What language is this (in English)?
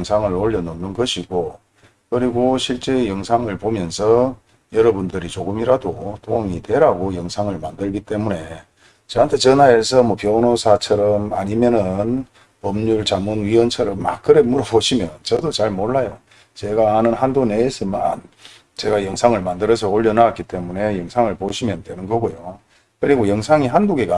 Korean